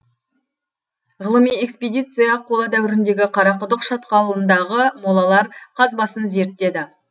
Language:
Kazakh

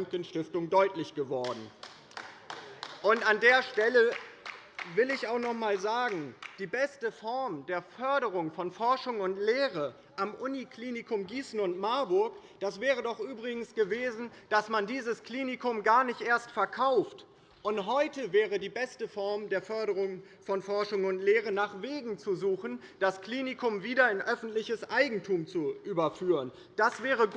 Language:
German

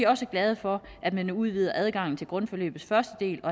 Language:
Danish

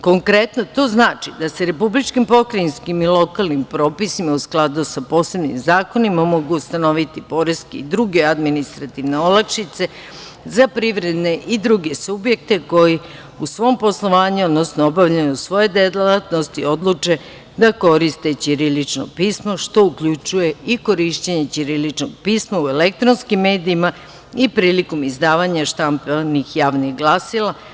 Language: Serbian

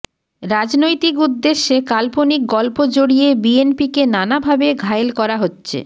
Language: Bangla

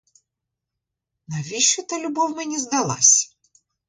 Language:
Ukrainian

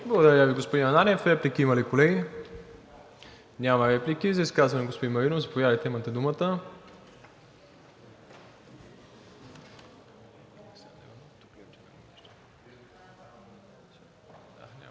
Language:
Bulgarian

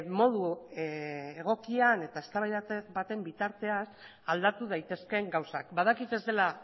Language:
Basque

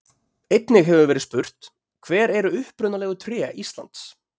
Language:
Icelandic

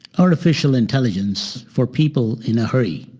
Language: English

